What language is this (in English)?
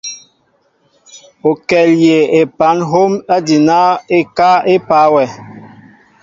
Mbo (Cameroon)